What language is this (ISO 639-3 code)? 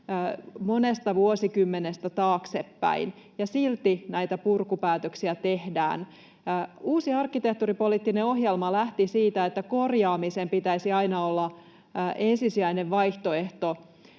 fin